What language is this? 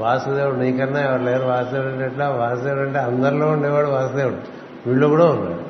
Telugu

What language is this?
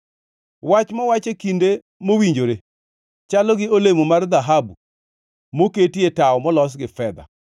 Luo (Kenya and Tanzania)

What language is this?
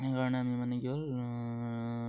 Assamese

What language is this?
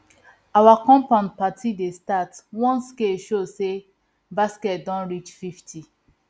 Nigerian Pidgin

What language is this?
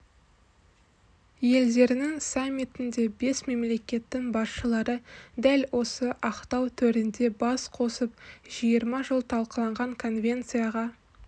Kazakh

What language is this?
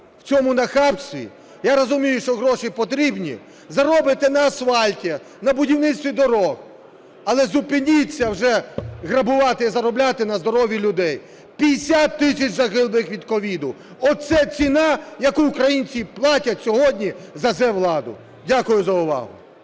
Ukrainian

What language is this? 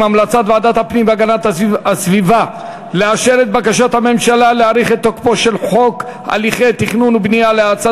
Hebrew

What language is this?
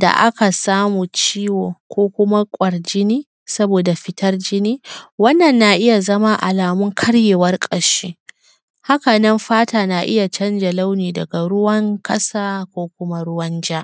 Hausa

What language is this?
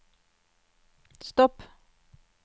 Norwegian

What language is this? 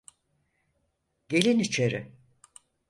Turkish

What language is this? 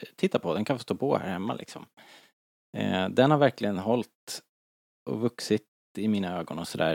Swedish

